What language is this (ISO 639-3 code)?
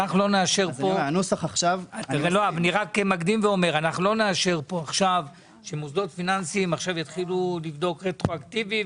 heb